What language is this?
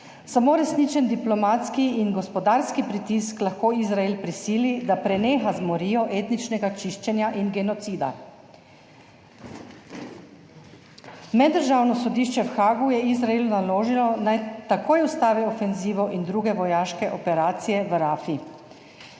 Slovenian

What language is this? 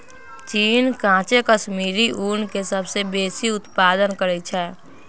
Magahi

